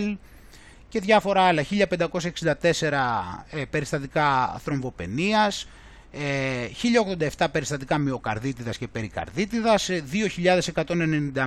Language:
Greek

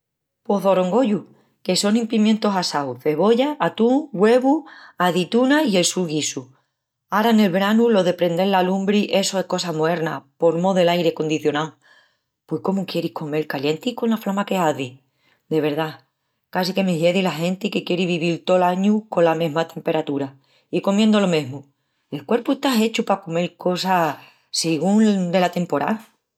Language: Extremaduran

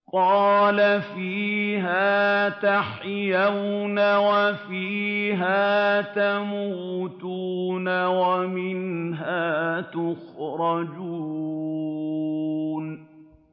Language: Arabic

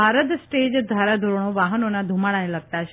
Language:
Gujarati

